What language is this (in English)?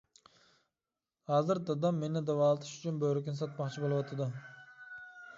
Uyghur